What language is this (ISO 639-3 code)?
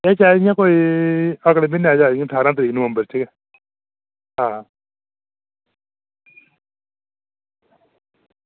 doi